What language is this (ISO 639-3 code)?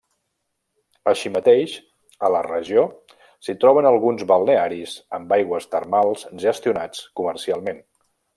cat